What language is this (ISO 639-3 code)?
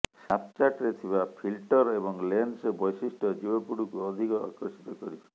ori